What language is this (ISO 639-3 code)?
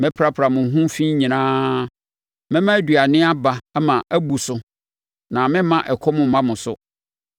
aka